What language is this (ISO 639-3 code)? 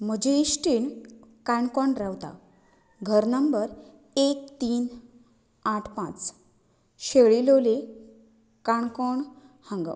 kok